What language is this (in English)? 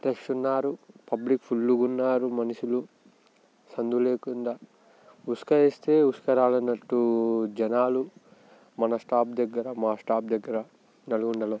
Telugu